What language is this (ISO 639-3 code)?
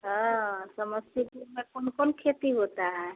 hin